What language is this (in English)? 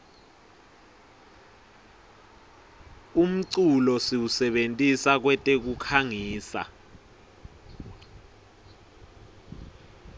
Swati